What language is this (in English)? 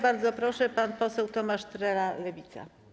Polish